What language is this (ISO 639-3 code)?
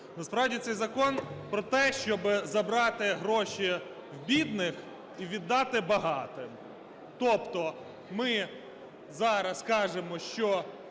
ukr